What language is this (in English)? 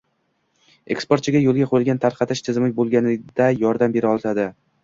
Uzbek